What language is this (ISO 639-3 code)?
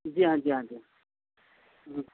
urd